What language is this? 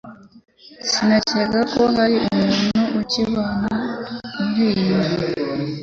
Kinyarwanda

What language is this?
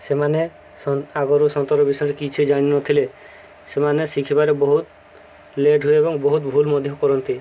Odia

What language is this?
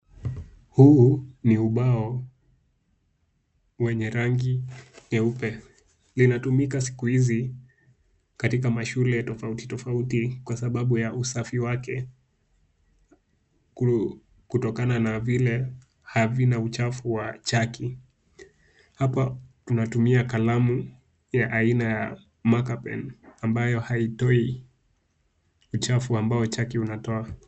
Swahili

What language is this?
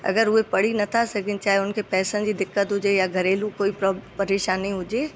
Sindhi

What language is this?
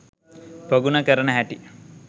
Sinhala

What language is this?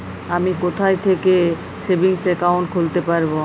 Bangla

